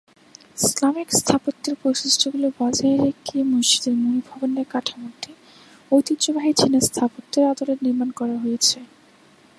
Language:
Bangla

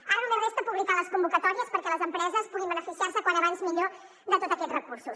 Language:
Catalan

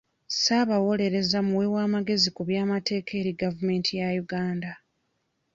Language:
Ganda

